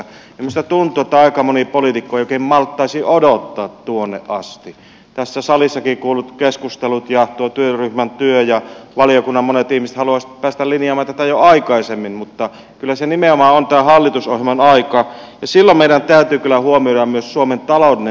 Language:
Finnish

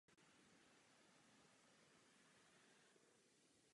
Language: Czech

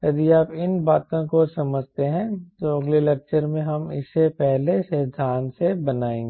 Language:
Hindi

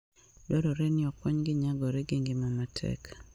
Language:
Luo (Kenya and Tanzania)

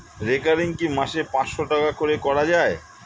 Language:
Bangla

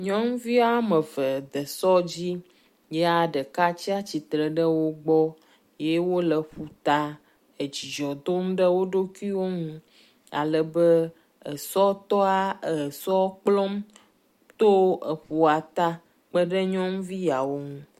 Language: Ewe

